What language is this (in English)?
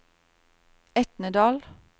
Norwegian